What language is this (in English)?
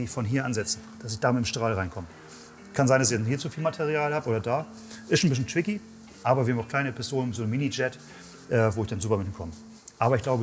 German